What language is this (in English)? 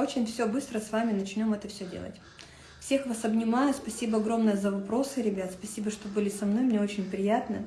Russian